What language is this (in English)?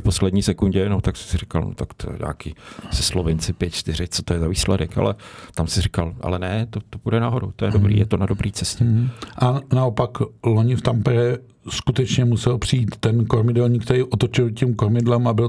Czech